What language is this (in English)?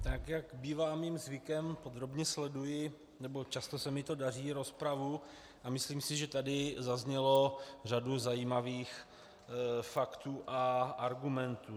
Czech